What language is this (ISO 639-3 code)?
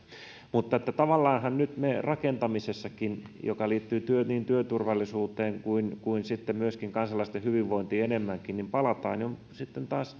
fin